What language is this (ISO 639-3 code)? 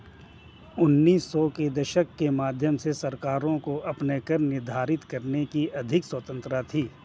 hin